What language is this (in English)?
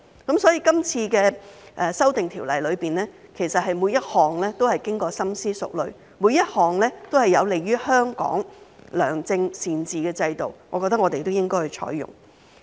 Cantonese